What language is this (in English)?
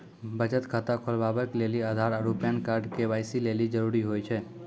Maithili